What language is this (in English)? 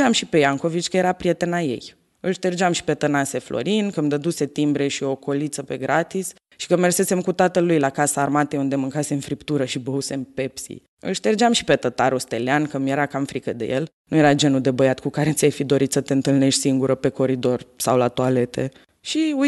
Romanian